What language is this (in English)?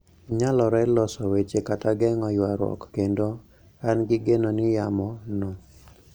Luo (Kenya and Tanzania)